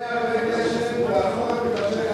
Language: Hebrew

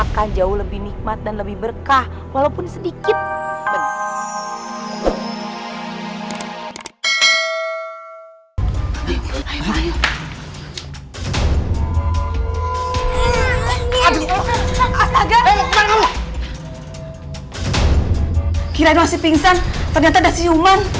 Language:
Indonesian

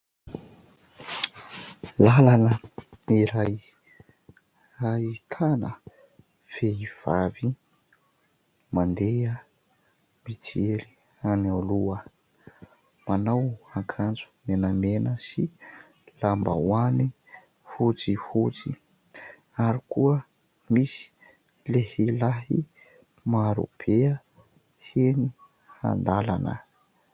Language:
Malagasy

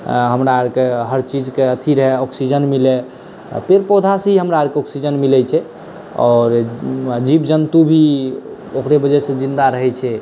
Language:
Maithili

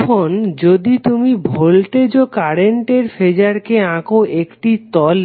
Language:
Bangla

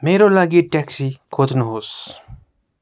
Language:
Nepali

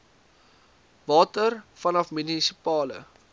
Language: Afrikaans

